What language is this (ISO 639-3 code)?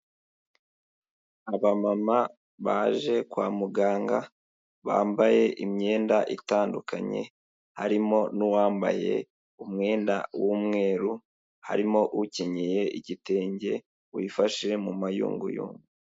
kin